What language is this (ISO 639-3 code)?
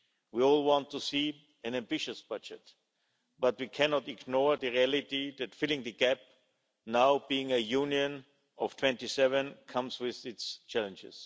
eng